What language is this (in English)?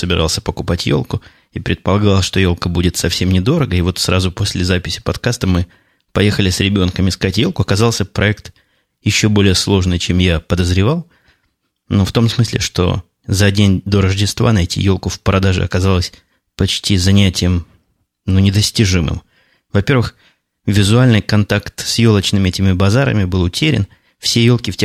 Russian